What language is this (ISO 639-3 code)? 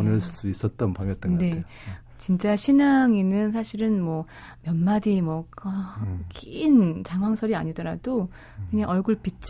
kor